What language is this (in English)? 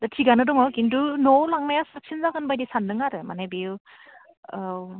Bodo